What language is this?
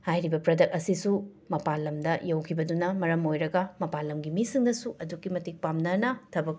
Manipuri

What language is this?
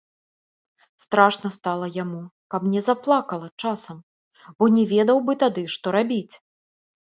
Belarusian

